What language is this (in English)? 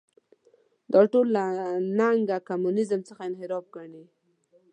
Pashto